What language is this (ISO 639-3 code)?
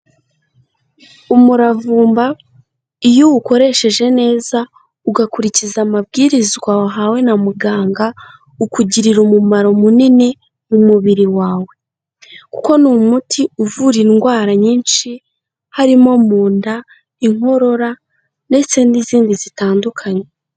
kin